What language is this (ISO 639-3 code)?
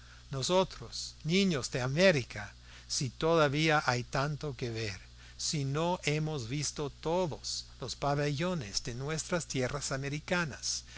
spa